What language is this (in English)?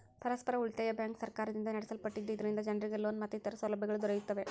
Kannada